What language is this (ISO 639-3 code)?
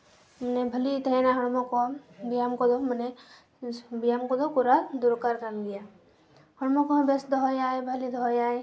sat